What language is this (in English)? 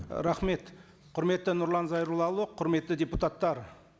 Kazakh